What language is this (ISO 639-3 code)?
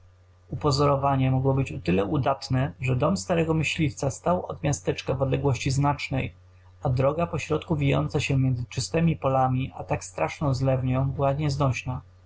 pol